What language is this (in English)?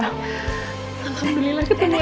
Indonesian